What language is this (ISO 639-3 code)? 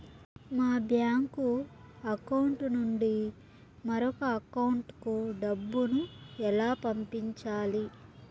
tel